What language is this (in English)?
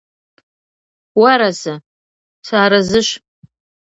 Kabardian